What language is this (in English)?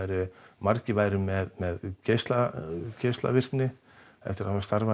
Icelandic